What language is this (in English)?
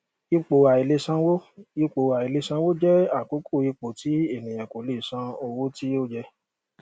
Yoruba